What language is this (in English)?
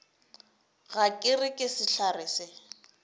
Northern Sotho